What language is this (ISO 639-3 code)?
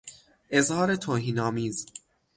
fas